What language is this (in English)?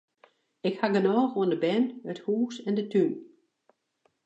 Western Frisian